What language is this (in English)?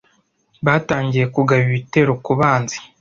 Kinyarwanda